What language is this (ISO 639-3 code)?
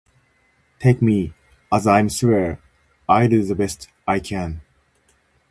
jpn